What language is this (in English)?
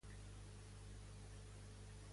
Catalan